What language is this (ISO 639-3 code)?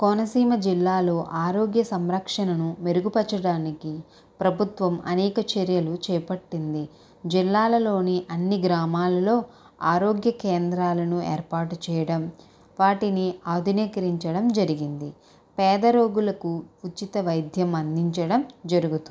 tel